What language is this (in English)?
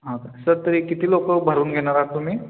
Marathi